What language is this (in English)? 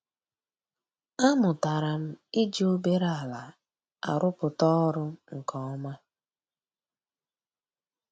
Igbo